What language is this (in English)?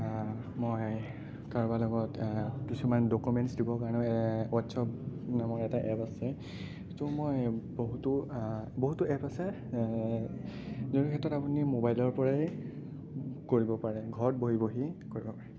Assamese